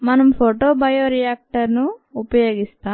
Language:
Telugu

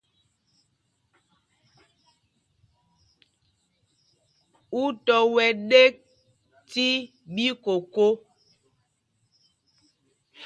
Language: Mpumpong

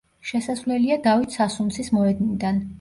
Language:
Georgian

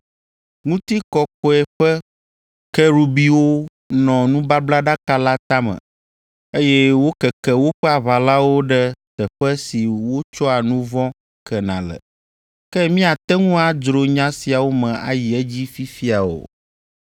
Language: Ewe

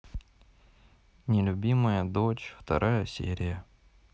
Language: Russian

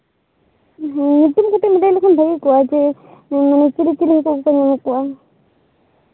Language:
Santali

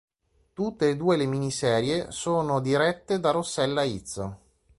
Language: Italian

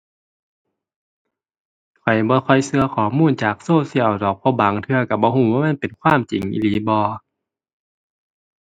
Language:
Thai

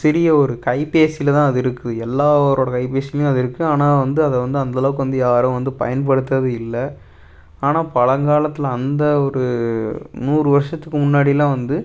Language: Tamil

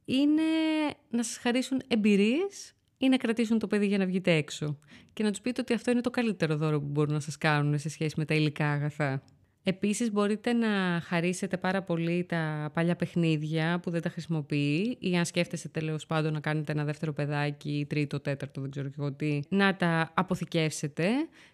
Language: Greek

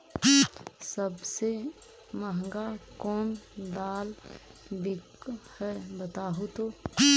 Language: Magahi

